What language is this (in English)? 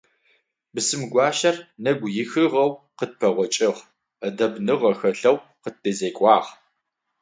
Adyghe